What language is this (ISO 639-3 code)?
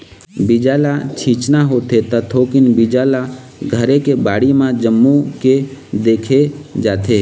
hne